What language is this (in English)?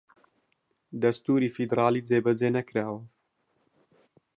Central Kurdish